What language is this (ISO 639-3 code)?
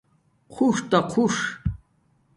dmk